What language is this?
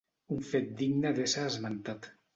Catalan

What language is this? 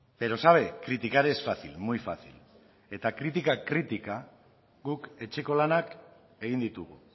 Basque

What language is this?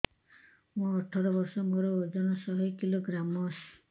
Odia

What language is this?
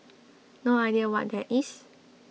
English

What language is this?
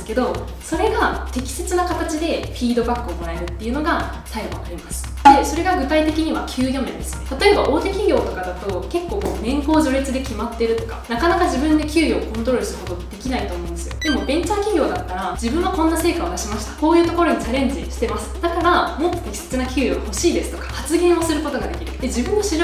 Japanese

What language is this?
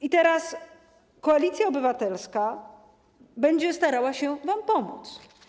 Polish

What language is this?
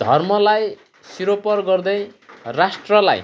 Nepali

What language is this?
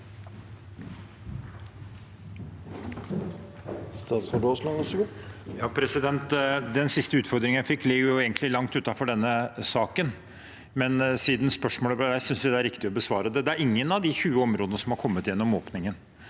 Norwegian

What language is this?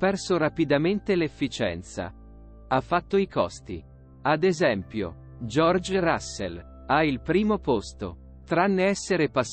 Italian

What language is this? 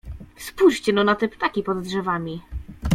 Polish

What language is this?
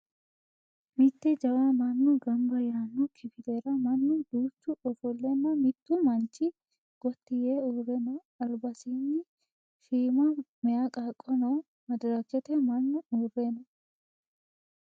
Sidamo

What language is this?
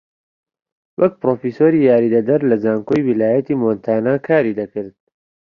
Central Kurdish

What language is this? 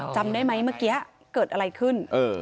Thai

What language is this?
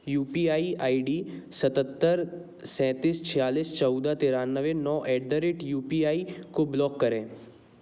Hindi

